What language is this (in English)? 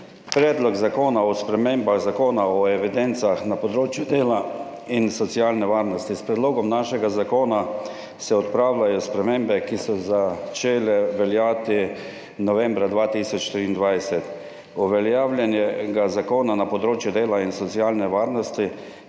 Slovenian